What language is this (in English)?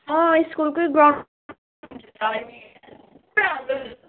Nepali